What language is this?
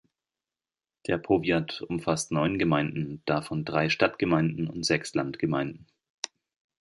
German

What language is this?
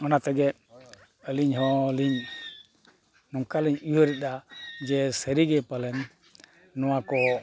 Santali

